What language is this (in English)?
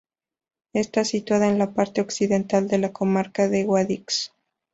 Spanish